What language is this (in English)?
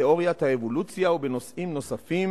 Hebrew